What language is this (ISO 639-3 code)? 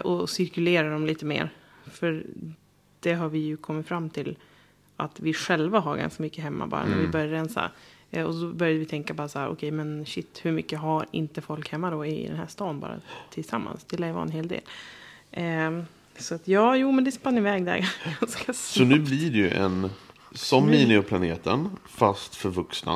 swe